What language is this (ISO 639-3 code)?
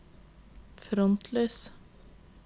nor